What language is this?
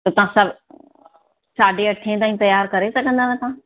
Sindhi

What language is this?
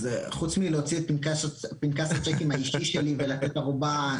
Hebrew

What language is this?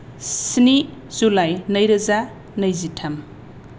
Bodo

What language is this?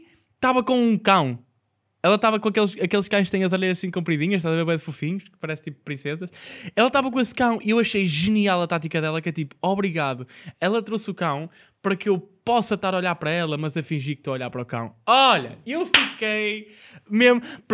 Portuguese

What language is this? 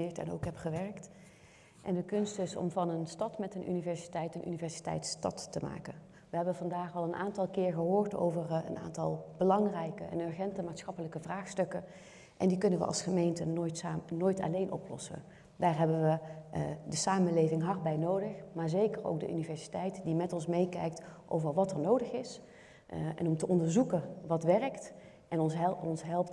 Dutch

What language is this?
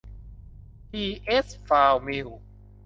Thai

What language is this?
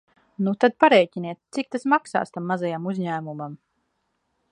Latvian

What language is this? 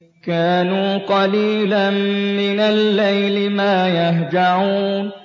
Arabic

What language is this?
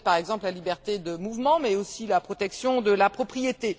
French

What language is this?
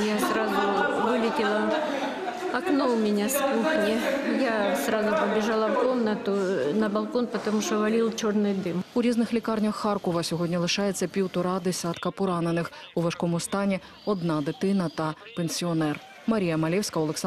Ukrainian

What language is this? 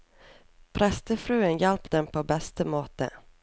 Norwegian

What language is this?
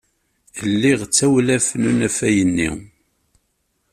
Kabyle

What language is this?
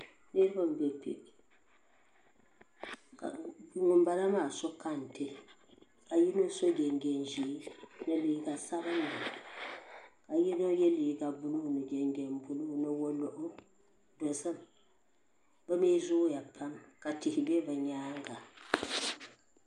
Dagbani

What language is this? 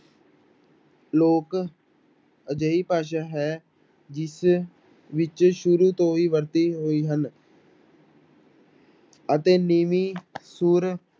Punjabi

